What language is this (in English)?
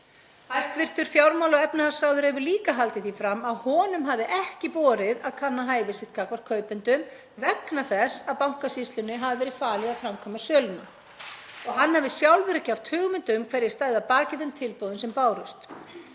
Icelandic